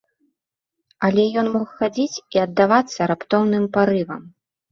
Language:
Belarusian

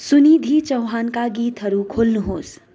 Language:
Nepali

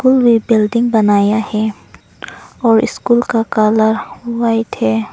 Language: Hindi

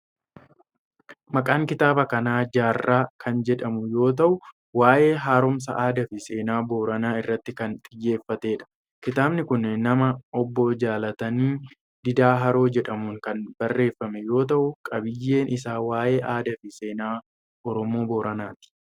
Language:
Oromo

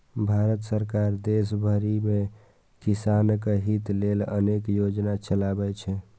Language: Maithili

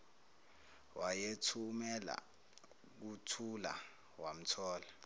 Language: Zulu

